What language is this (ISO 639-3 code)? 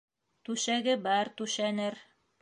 bak